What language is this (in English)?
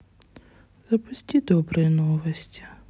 Russian